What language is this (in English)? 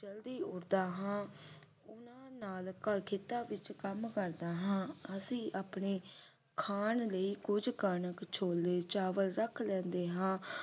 Punjabi